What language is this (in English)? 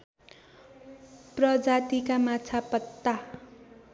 Nepali